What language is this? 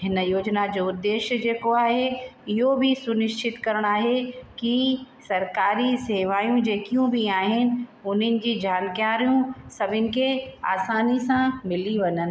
Sindhi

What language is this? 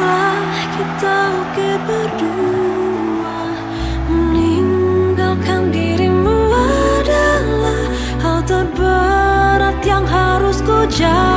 Indonesian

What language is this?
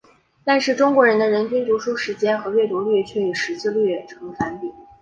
Chinese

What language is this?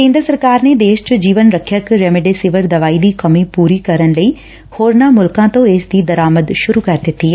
Punjabi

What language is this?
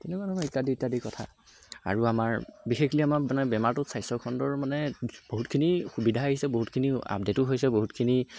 Assamese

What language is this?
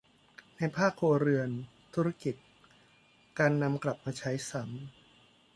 Thai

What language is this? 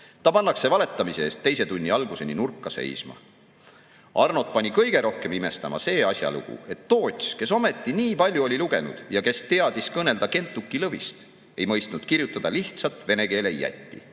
Estonian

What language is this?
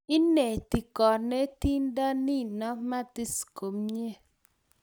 Kalenjin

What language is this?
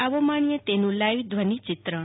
Gujarati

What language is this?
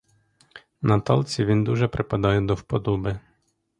Ukrainian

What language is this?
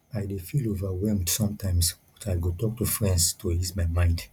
Nigerian Pidgin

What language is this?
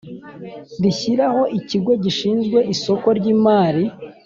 Kinyarwanda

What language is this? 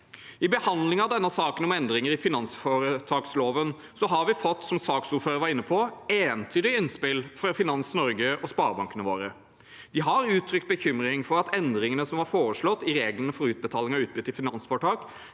Norwegian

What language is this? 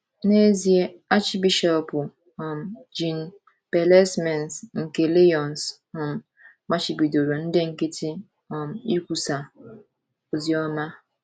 Igbo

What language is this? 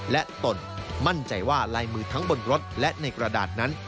Thai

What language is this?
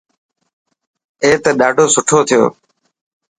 Dhatki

